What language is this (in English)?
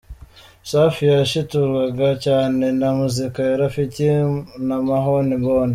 Kinyarwanda